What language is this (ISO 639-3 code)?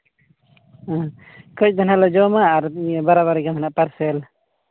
sat